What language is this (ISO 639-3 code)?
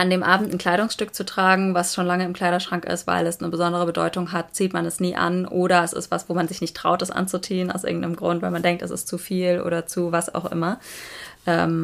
deu